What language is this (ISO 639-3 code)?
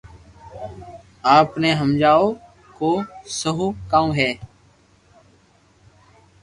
lrk